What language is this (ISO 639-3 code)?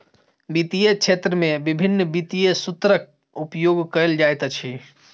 mai